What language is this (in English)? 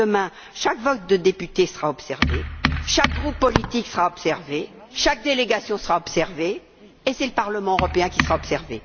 French